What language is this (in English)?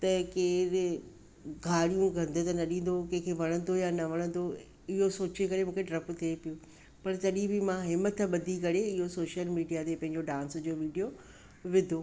Sindhi